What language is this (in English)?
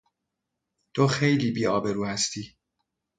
Persian